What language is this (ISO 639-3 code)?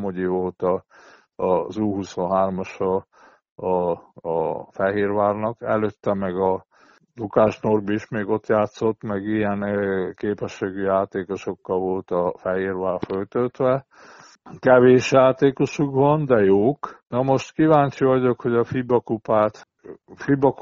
hun